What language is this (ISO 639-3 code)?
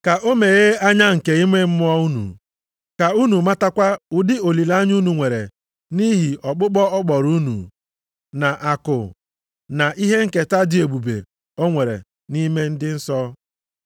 ibo